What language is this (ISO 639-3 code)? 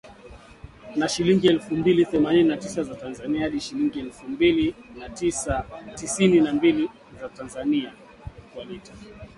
swa